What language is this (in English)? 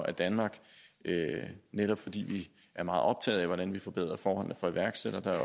Danish